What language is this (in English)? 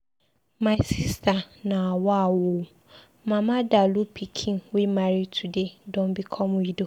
Nigerian Pidgin